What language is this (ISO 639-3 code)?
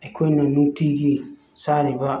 mni